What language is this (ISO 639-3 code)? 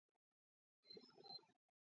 kat